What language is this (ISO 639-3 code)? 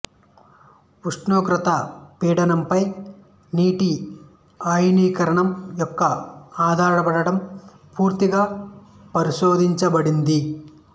tel